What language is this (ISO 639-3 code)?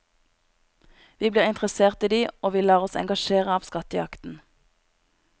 nor